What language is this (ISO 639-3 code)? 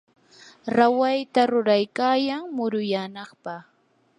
qur